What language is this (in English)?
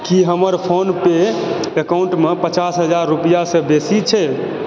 Maithili